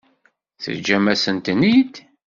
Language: Kabyle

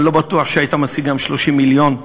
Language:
Hebrew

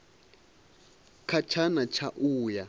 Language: Venda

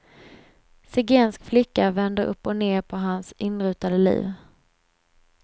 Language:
Swedish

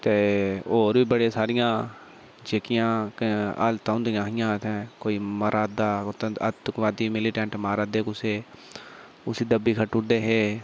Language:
Dogri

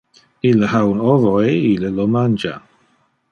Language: Interlingua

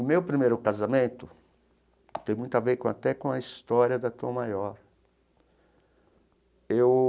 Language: Portuguese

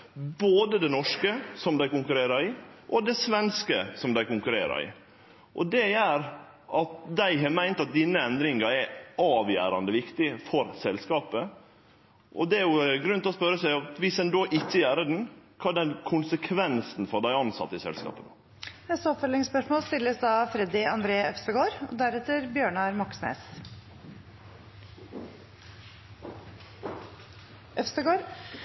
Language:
Norwegian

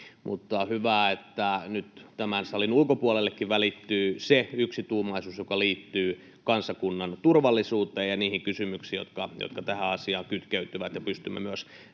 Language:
Finnish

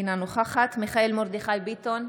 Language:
Hebrew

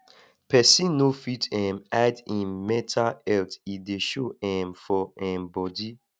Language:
Nigerian Pidgin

